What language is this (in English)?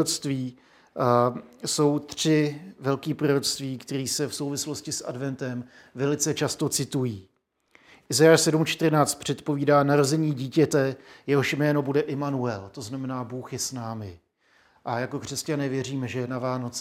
Czech